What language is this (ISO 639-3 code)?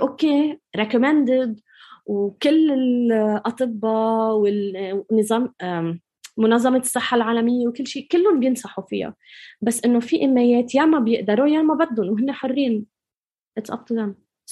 ara